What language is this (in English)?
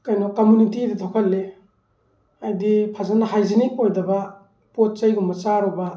Manipuri